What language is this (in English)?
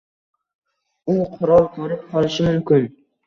Uzbek